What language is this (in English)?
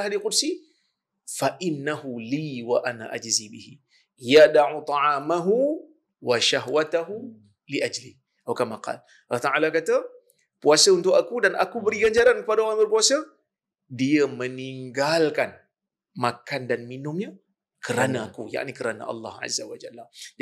Malay